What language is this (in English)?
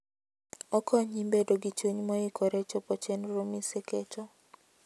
Luo (Kenya and Tanzania)